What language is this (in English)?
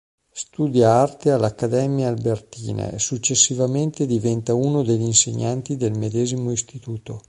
Italian